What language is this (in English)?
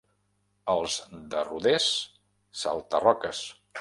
Catalan